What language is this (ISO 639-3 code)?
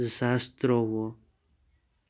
kas